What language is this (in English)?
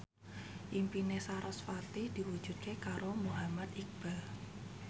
Javanese